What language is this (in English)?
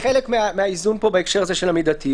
Hebrew